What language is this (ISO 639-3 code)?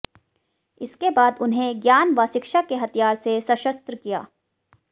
hin